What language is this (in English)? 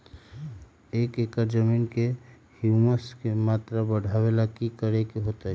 Magahi